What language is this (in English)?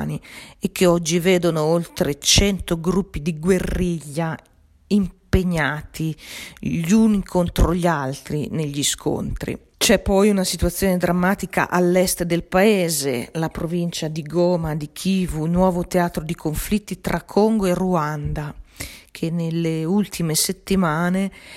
Italian